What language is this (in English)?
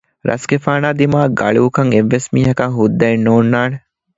Divehi